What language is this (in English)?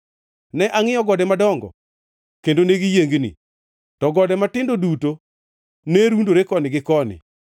Luo (Kenya and Tanzania)